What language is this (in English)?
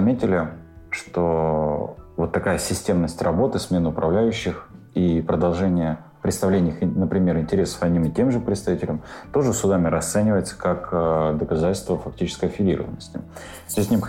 Russian